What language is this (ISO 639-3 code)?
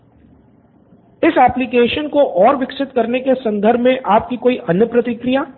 hin